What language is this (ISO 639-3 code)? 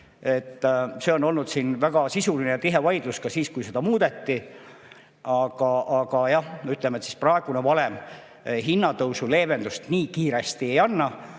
est